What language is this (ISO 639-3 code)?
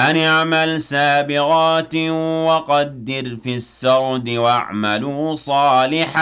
ara